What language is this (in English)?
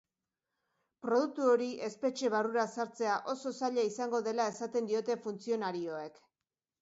Basque